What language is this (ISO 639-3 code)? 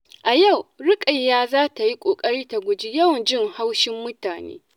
hau